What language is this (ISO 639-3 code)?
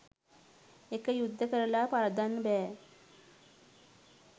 sin